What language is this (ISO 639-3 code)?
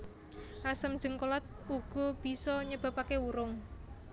jav